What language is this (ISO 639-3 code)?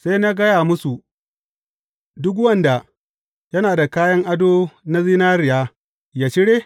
hau